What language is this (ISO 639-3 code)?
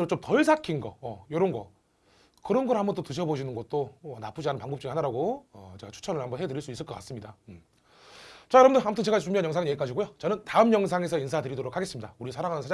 kor